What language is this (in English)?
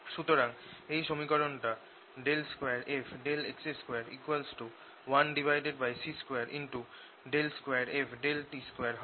Bangla